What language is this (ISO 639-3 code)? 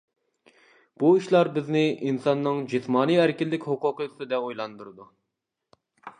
uig